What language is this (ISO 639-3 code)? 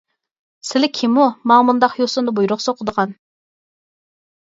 uig